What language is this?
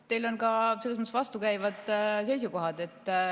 Estonian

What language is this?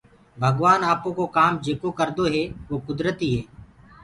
Gurgula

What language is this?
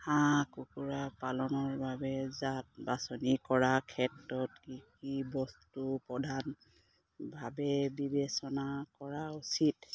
Assamese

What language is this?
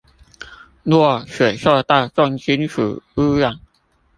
Chinese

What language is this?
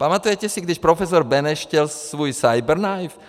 Czech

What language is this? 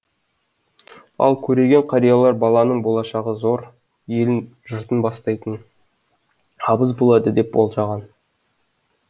Kazakh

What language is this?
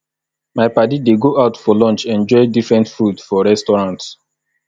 Nigerian Pidgin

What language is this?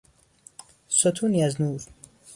Persian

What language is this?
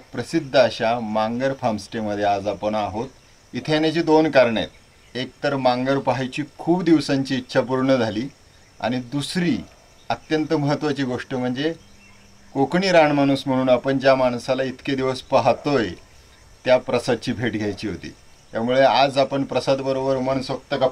Marathi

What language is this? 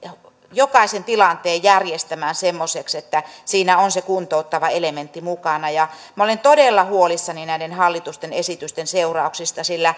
Finnish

